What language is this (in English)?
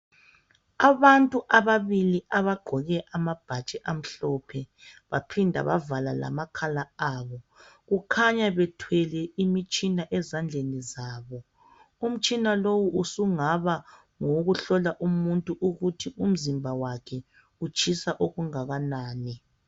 North Ndebele